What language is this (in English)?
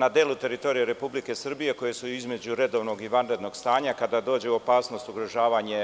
Serbian